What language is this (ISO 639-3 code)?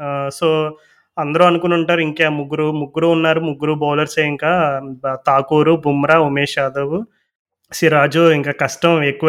tel